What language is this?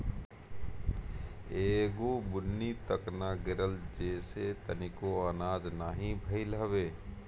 Bhojpuri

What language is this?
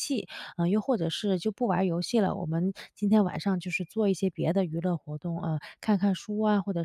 Chinese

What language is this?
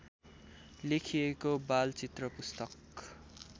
Nepali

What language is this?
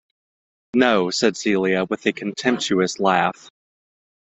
English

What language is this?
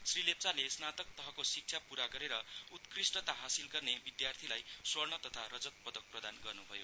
Nepali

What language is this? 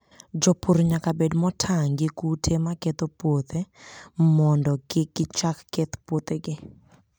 Luo (Kenya and Tanzania)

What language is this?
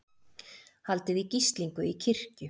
Icelandic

